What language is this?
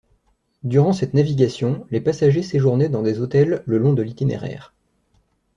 French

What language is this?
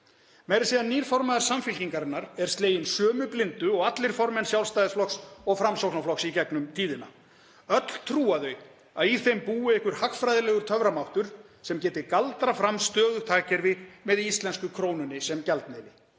Icelandic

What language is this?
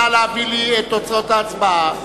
Hebrew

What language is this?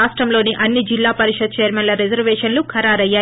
Telugu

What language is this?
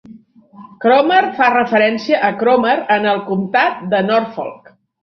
Catalan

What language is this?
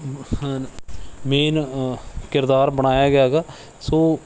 Punjabi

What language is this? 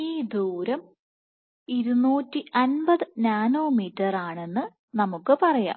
Malayalam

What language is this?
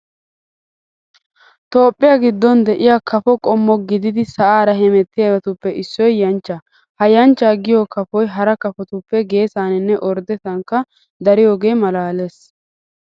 Wolaytta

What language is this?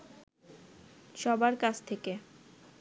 Bangla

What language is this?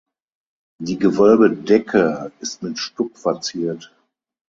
German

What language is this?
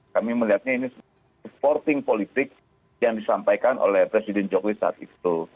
Indonesian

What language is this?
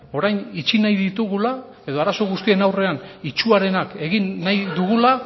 Basque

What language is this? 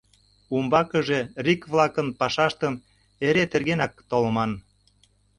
Mari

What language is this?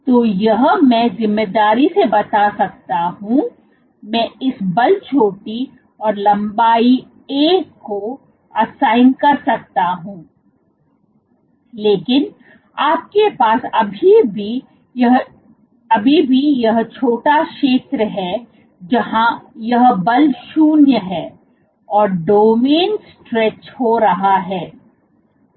Hindi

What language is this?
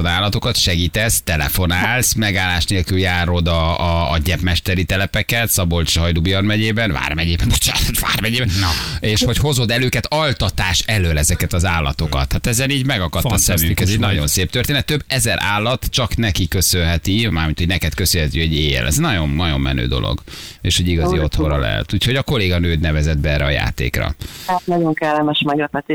Hungarian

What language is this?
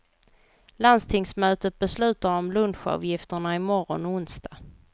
Swedish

